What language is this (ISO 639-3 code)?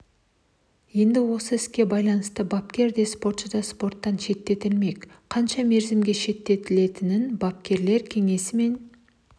kaz